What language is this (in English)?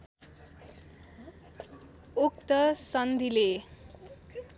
Nepali